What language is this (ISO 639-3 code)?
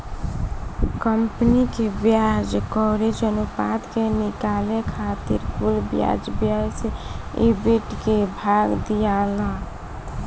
bho